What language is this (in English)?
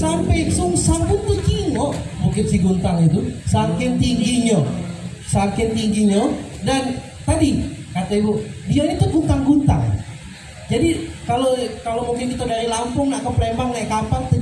Indonesian